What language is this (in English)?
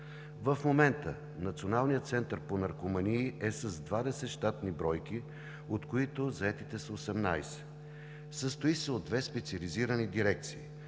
Bulgarian